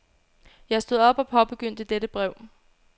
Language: Danish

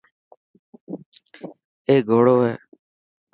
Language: Dhatki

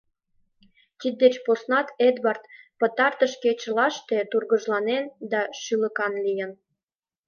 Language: Mari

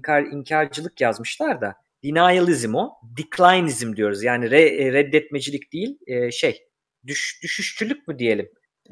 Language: Turkish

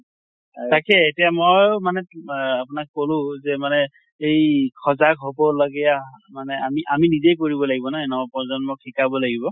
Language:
Assamese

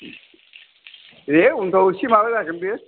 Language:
Bodo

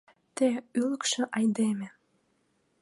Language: Mari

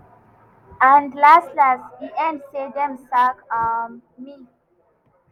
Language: Nigerian Pidgin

